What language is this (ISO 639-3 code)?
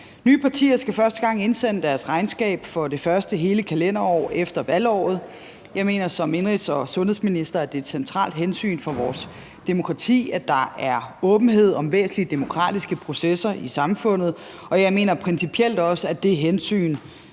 dan